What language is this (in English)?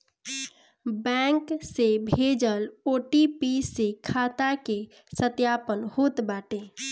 Bhojpuri